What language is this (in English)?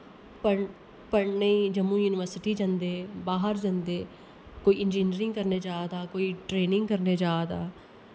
Dogri